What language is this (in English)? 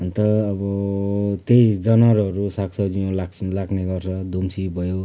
Nepali